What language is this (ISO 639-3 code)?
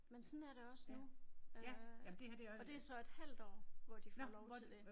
dan